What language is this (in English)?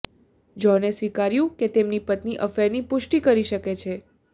Gujarati